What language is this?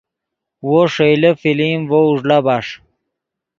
Yidgha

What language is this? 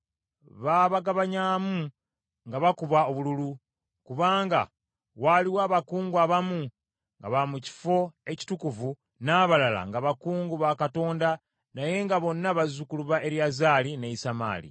Ganda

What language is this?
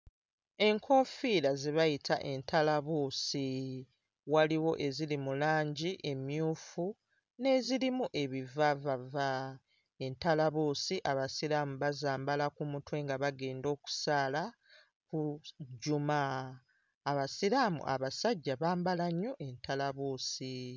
Ganda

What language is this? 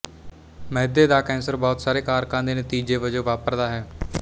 Punjabi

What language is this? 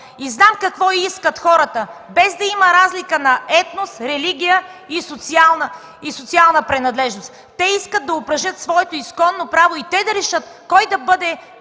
Bulgarian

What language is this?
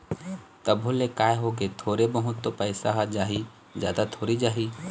Chhattisgarhi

